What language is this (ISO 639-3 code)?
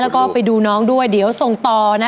tha